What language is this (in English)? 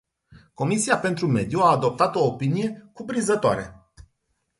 Romanian